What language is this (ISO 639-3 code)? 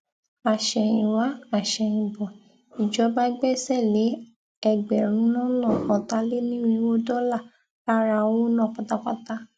yor